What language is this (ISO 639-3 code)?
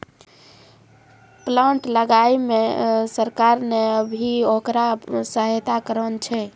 mai